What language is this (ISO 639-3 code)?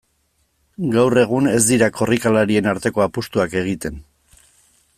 eus